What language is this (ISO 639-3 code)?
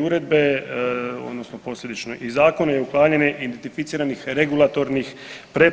hrv